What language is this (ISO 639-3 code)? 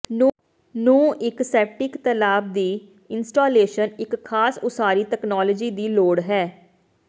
pan